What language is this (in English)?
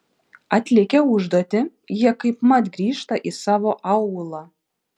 Lithuanian